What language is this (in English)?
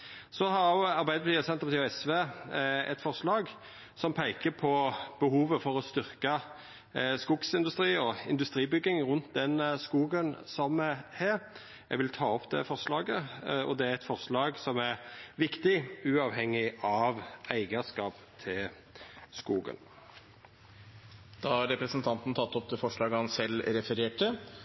Norwegian Nynorsk